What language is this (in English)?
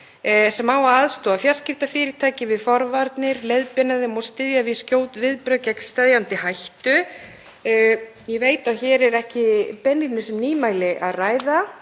Icelandic